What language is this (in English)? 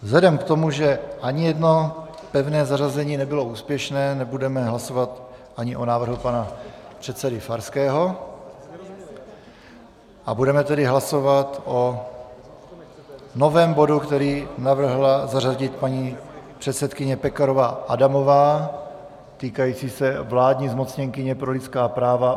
Czech